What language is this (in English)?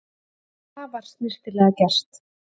Icelandic